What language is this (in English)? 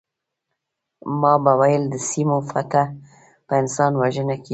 Pashto